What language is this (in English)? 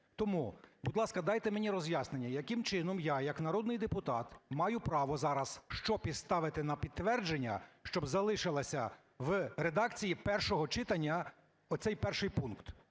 Ukrainian